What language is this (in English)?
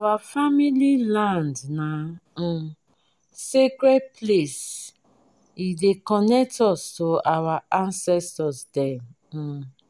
Nigerian Pidgin